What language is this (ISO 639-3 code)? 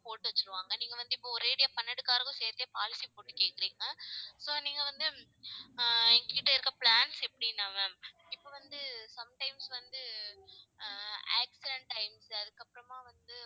tam